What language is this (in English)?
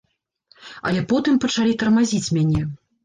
Belarusian